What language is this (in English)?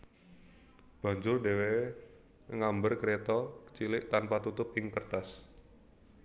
Javanese